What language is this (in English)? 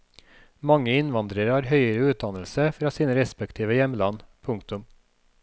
Norwegian